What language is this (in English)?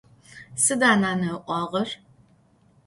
Adyghe